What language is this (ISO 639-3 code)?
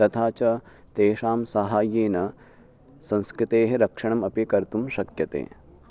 san